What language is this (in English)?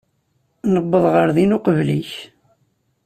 Kabyle